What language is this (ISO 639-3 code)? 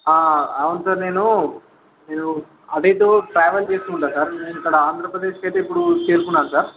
tel